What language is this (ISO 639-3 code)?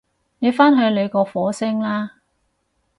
yue